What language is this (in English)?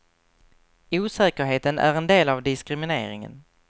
Swedish